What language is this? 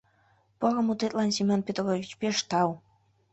Mari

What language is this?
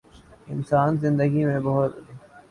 Urdu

